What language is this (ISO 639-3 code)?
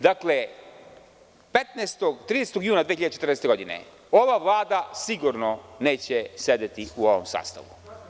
srp